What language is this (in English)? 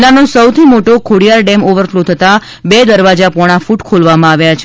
Gujarati